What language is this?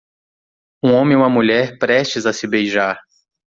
Portuguese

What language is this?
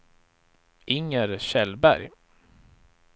Swedish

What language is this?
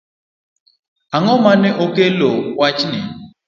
Luo (Kenya and Tanzania)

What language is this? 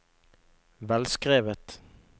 Norwegian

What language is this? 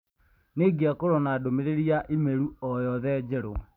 Kikuyu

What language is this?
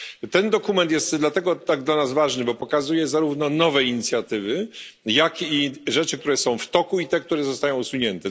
Polish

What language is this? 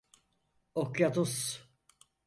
Turkish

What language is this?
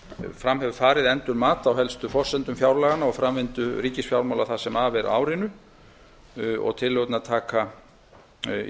Icelandic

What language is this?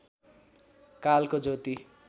Nepali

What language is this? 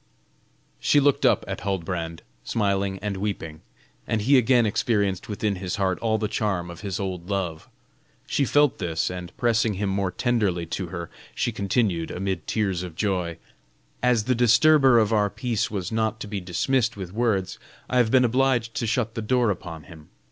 English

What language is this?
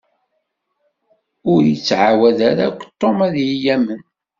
Kabyle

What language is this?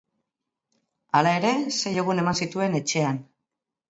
Basque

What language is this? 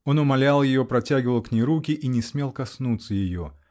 Russian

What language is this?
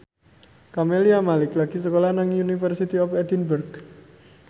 Javanese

